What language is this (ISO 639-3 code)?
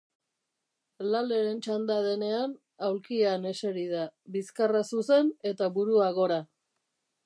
eus